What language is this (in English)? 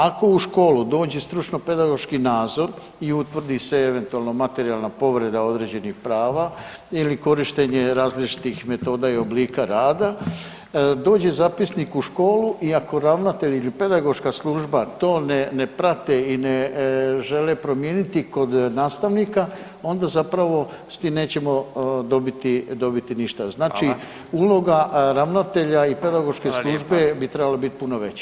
Croatian